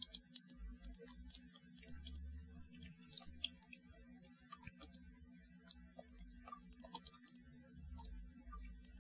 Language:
Hungarian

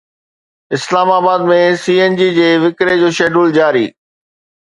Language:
Sindhi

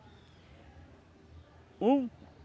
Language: Portuguese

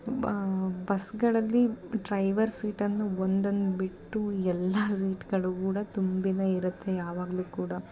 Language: Kannada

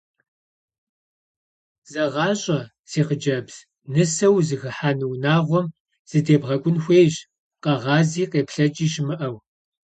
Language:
Kabardian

